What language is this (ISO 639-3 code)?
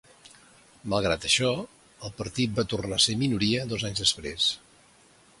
cat